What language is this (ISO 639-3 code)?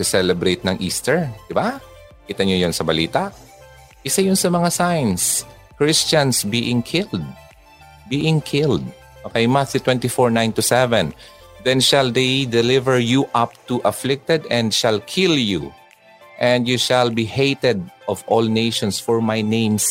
fil